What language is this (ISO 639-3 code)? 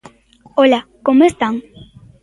glg